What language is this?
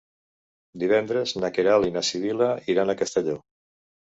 Catalan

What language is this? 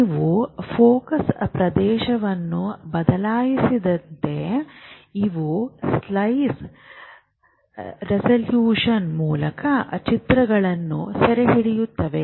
Kannada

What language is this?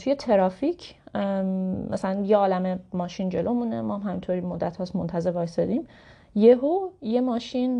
Persian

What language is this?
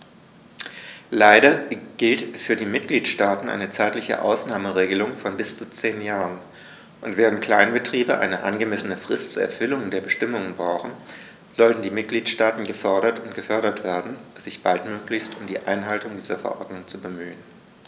German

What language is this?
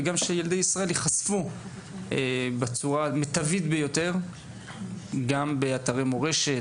Hebrew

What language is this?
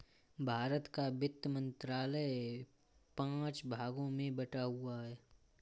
Hindi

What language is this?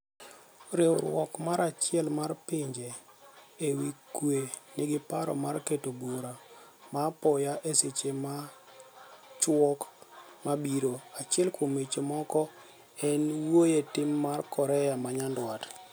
Luo (Kenya and Tanzania)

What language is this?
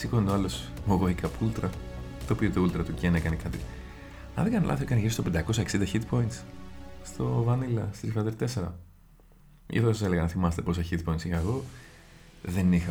Greek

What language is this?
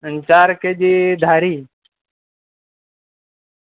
Gujarati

